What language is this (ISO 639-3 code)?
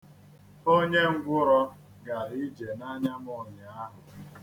ibo